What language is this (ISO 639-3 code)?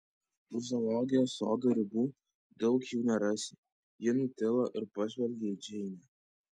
lit